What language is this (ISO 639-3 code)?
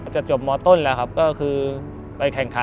tha